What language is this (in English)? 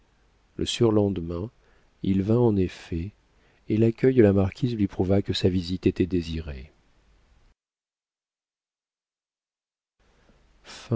French